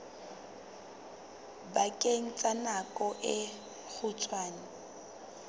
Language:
Southern Sotho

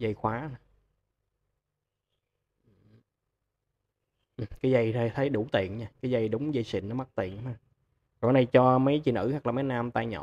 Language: Vietnamese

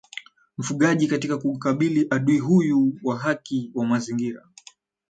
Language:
Swahili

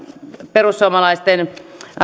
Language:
Finnish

